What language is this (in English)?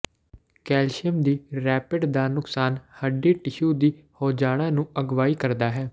Punjabi